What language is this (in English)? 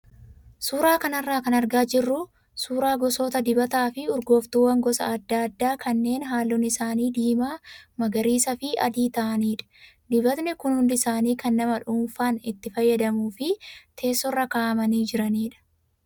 Oromo